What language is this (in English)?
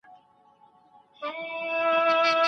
Pashto